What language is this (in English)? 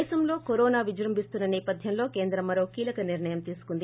Telugu